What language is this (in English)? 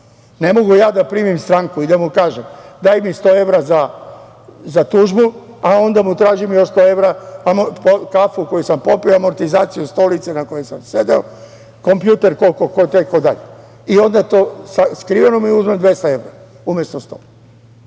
Serbian